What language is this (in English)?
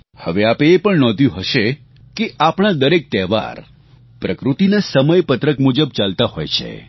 Gujarati